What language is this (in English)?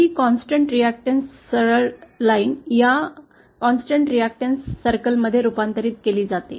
Marathi